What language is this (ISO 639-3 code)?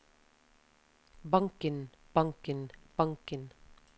nor